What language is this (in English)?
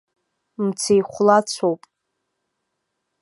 Abkhazian